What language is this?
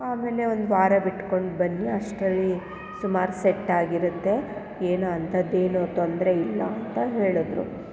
Kannada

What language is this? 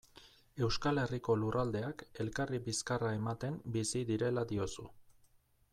Basque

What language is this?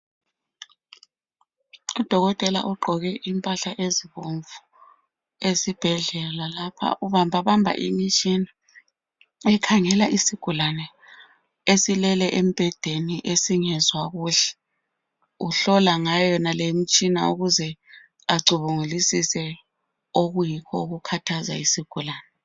North Ndebele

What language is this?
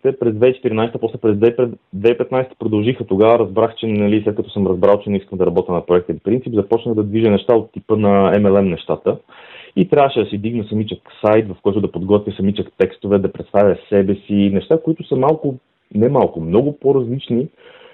Bulgarian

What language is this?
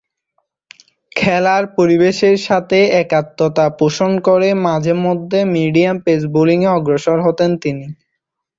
Bangla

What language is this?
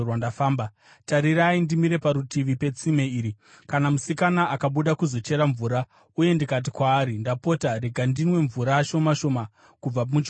Shona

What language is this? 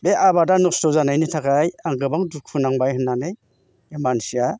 Bodo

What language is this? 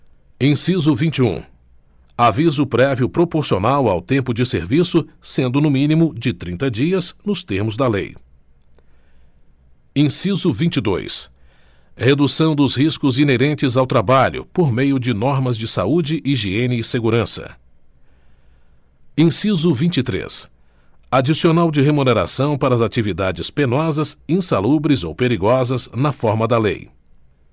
Portuguese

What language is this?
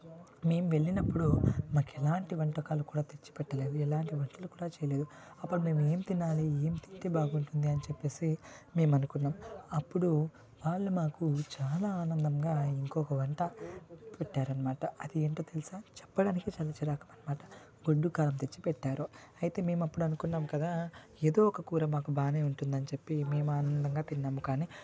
Telugu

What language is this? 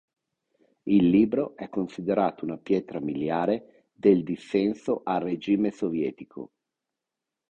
Italian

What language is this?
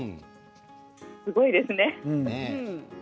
Japanese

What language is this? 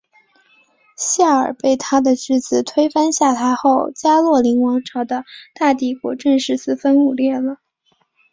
Chinese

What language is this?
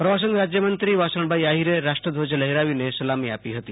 Gujarati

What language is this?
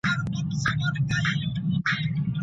Pashto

